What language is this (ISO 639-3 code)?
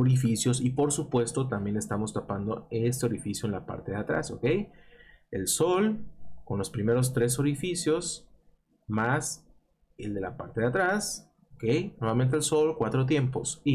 spa